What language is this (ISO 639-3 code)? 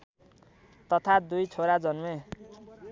nep